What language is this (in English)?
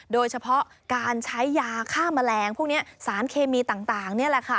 Thai